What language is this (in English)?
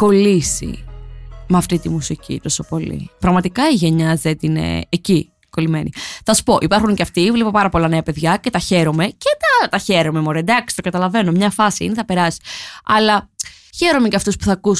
Greek